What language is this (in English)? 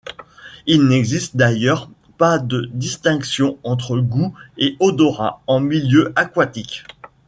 French